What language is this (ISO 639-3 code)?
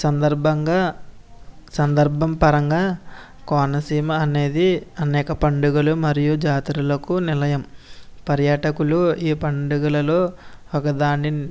tel